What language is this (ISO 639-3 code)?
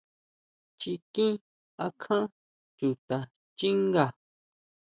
mau